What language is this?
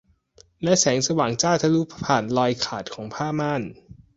Thai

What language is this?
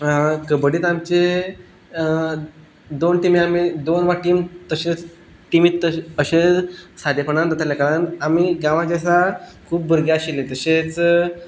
Konkani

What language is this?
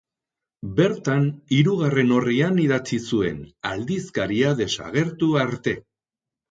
Basque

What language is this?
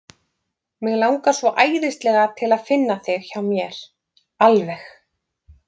Icelandic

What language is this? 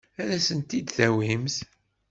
Kabyle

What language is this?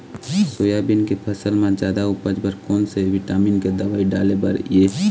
Chhattisgarhi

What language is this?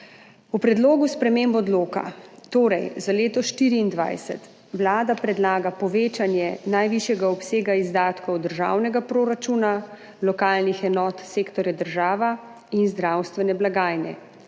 Slovenian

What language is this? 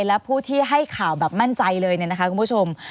Thai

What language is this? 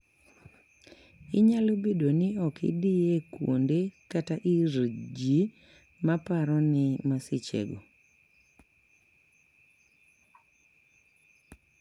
Luo (Kenya and Tanzania)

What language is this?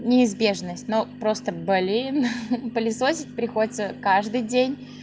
Russian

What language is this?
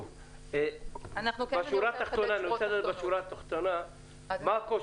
Hebrew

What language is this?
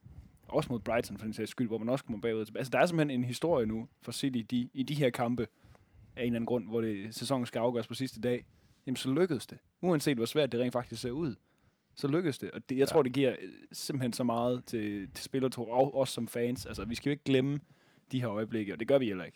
Danish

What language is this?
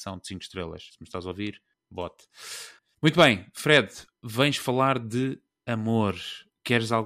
Portuguese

